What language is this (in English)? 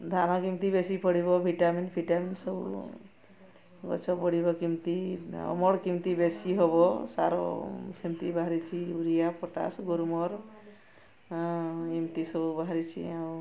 Odia